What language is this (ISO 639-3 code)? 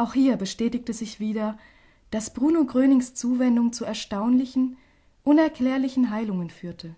deu